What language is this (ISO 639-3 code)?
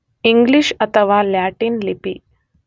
kan